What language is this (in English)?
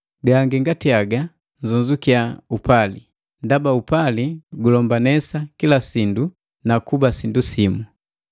Matengo